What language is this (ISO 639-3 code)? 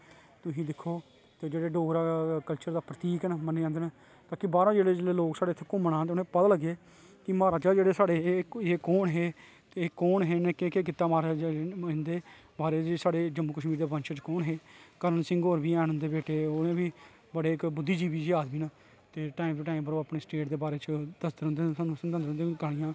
doi